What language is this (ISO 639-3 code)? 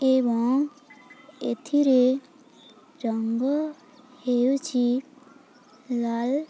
ori